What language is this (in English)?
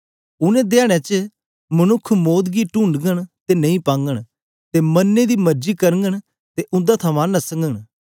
Dogri